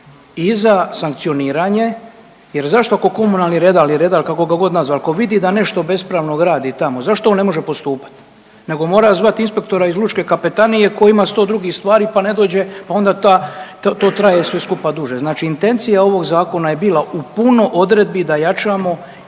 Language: Croatian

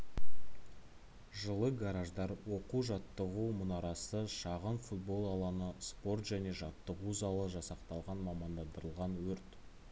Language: Kazakh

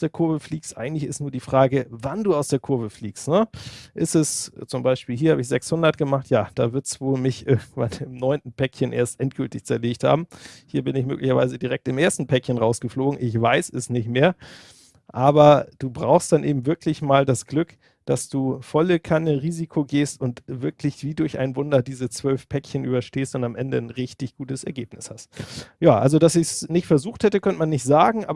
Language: German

